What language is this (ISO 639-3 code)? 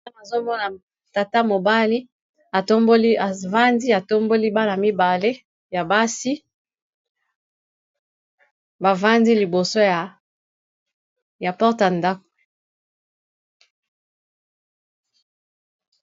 lin